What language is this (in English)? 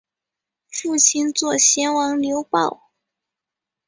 Chinese